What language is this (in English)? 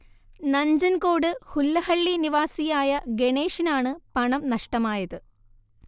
Malayalam